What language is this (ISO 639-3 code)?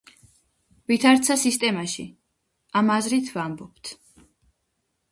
kat